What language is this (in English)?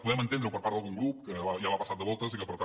Catalan